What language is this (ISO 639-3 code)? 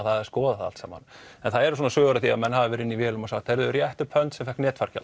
isl